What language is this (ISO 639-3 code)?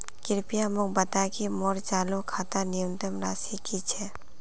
mag